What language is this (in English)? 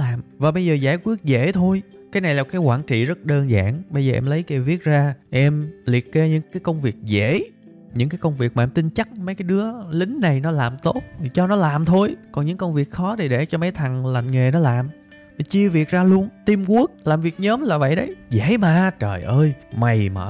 Vietnamese